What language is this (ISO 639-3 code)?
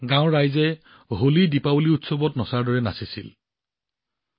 asm